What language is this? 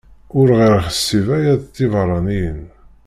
Kabyle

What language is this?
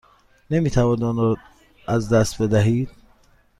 Persian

